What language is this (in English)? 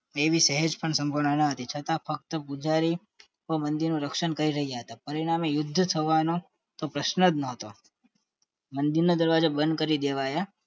Gujarati